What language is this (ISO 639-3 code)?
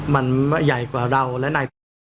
tha